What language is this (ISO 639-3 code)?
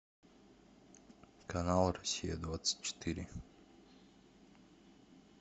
rus